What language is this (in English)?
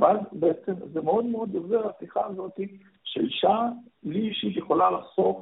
Hebrew